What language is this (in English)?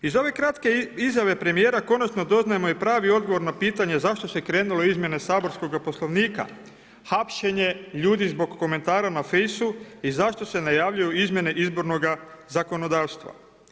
Croatian